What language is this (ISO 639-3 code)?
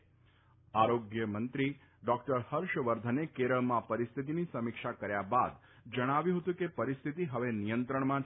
guj